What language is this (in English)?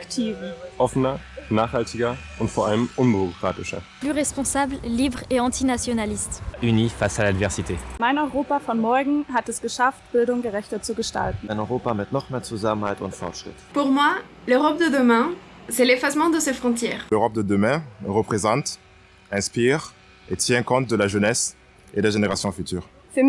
German